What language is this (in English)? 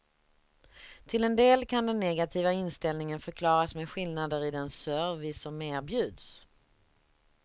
Swedish